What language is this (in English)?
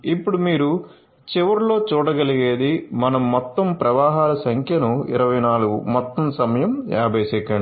Telugu